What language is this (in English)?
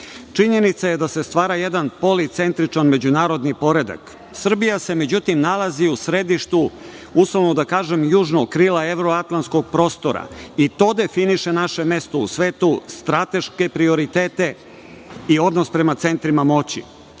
Serbian